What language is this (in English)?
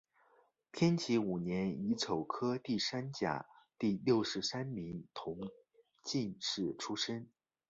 Chinese